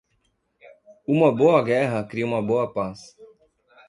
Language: Portuguese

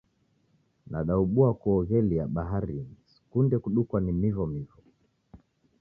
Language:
Taita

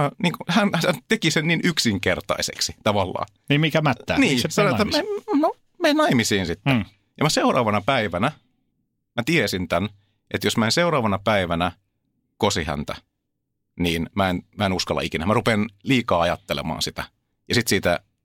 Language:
Finnish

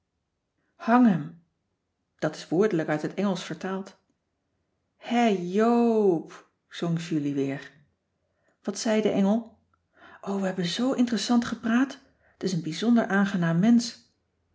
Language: Dutch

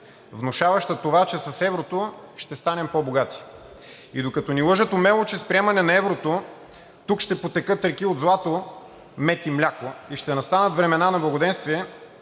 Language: Bulgarian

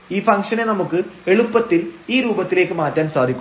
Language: Malayalam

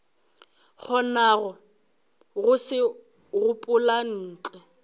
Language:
Northern Sotho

